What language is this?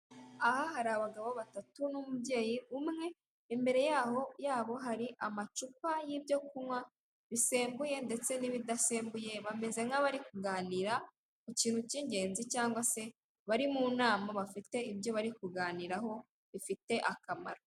Kinyarwanda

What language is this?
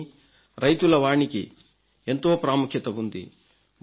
Telugu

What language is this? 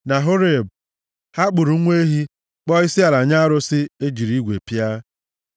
Igbo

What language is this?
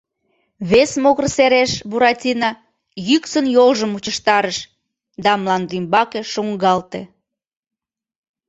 Mari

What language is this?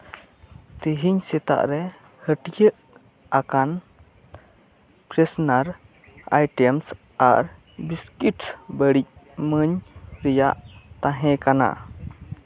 Santali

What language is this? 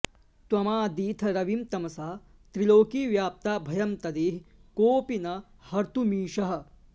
Sanskrit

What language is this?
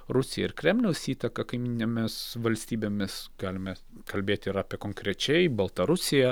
Lithuanian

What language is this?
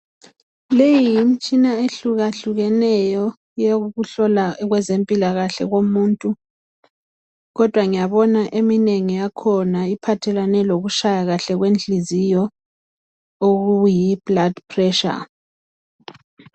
North Ndebele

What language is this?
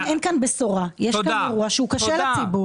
Hebrew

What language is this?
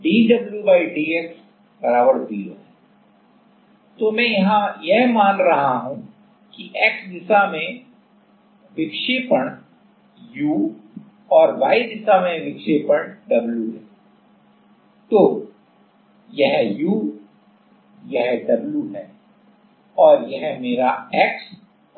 Hindi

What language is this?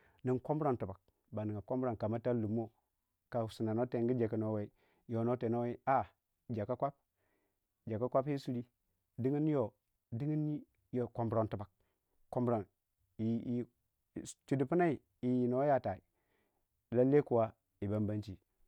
Waja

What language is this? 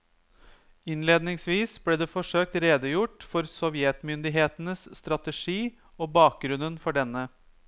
Norwegian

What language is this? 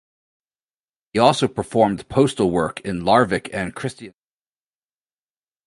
English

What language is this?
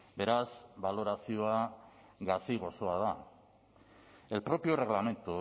Basque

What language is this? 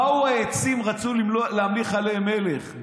Hebrew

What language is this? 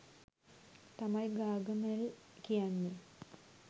Sinhala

